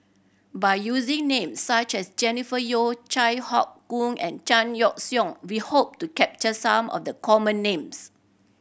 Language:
English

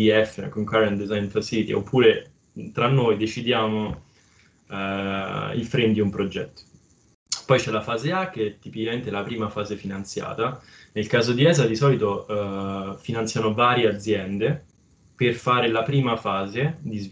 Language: Italian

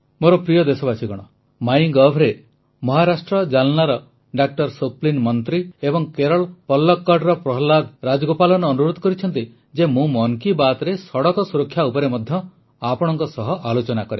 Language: Odia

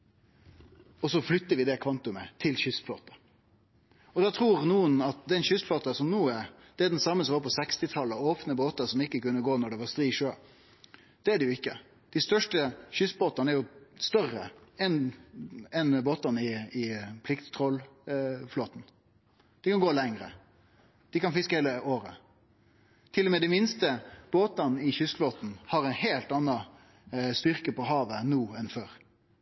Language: Norwegian Nynorsk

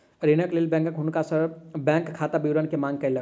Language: Maithili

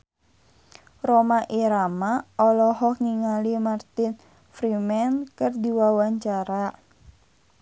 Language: Sundanese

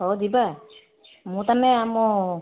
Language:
Odia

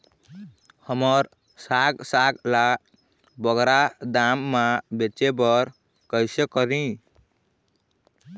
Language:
Chhattisgarhi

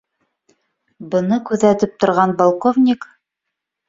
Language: Bashkir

